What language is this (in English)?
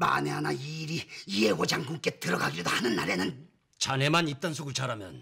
Korean